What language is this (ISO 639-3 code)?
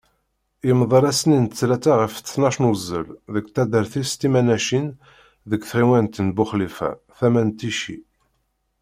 kab